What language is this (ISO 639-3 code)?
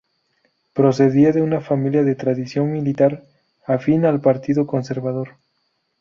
spa